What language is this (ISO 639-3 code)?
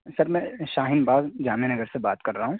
urd